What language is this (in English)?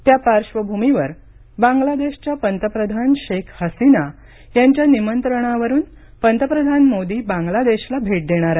Marathi